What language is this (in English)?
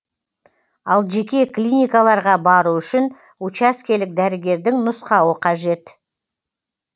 Kazakh